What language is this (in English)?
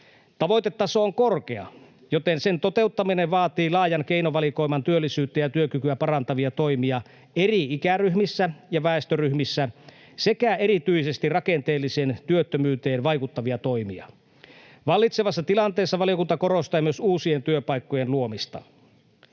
Finnish